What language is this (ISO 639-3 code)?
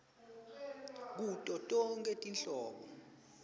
ssw